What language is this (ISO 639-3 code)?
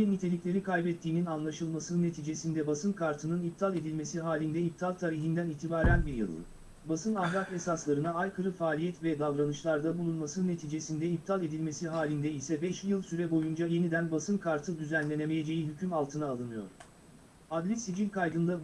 tur